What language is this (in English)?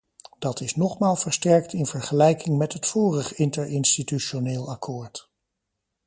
Dutch